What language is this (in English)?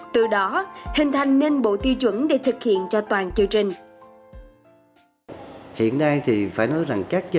Vietnamese